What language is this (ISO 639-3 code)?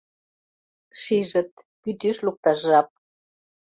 chm